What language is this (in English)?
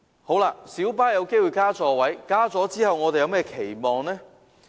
Cantonese